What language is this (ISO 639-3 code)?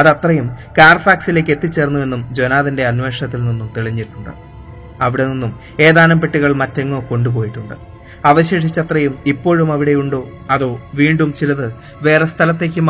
mal